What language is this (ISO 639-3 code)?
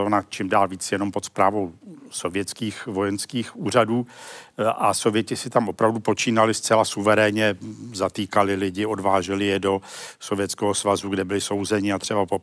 ces